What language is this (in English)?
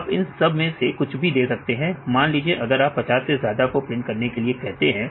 Hindi